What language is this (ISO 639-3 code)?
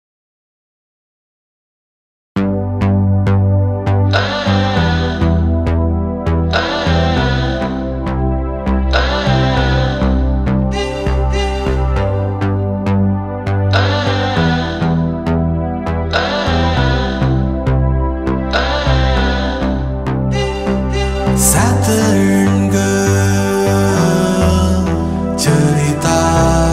vie